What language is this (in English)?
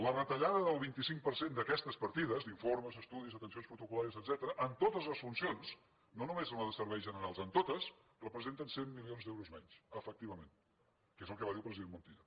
Catalan